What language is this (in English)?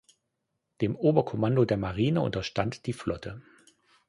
German